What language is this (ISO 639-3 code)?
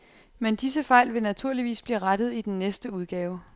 dan